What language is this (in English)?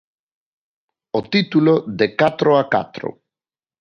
Galician